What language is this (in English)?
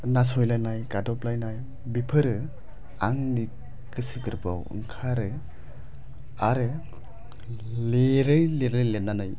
Bodo